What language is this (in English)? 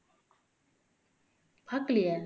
Tamil